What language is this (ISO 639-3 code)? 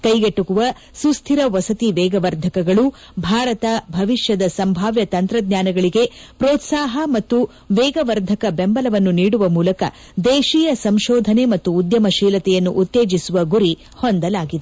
kan